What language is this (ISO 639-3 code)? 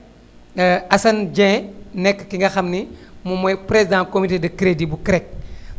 wol